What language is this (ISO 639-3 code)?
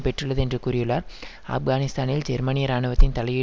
tam